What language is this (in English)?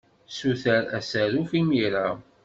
Kabyle